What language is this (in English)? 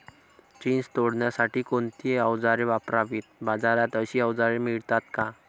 Marathi